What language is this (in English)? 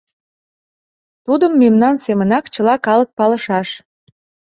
Mari